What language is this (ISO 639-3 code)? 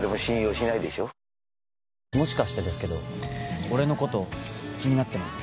jpn